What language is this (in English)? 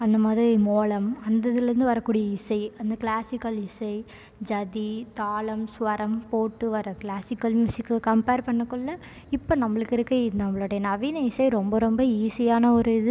Tamil